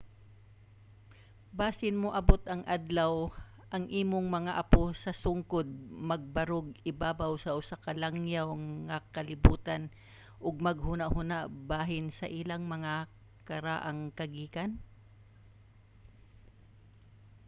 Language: Cebuano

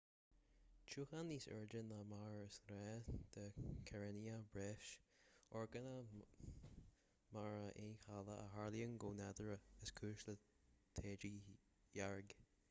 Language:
Irish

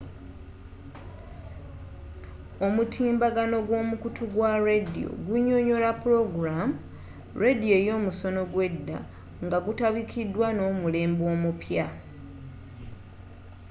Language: Ganda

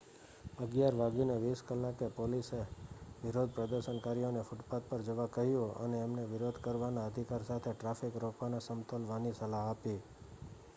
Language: Gujarati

